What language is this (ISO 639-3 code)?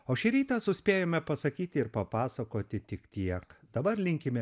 lit